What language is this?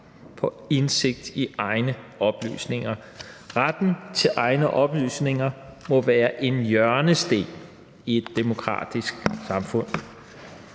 Danish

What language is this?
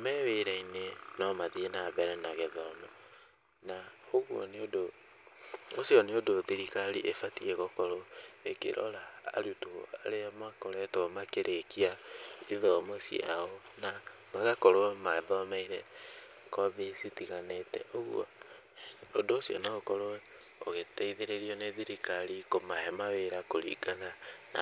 Kikuyu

